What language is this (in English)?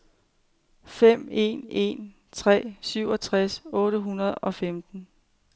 Danish